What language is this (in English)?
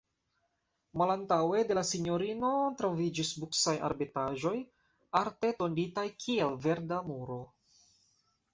Esperanto